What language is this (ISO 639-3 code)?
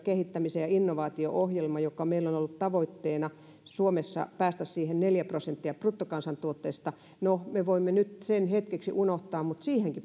fin